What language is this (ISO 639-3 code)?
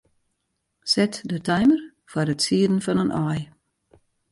fry